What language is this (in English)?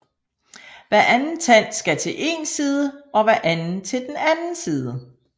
Danish